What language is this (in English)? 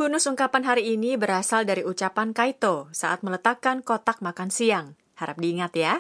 Indonesian